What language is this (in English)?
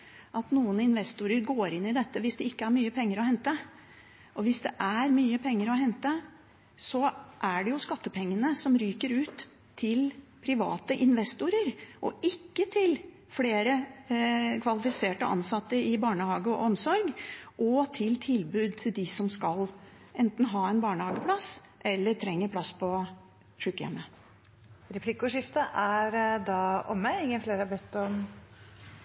Norwegian